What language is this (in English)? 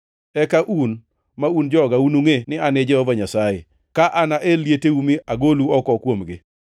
Luo (Kenya and Tanzania)